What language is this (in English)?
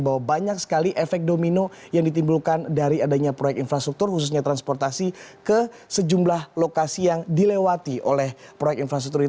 Indonesian